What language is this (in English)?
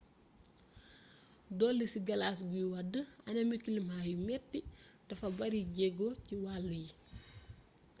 Wolof